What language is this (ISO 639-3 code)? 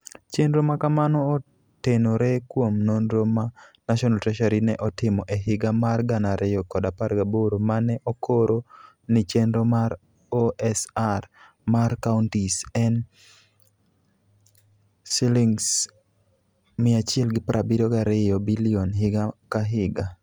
luo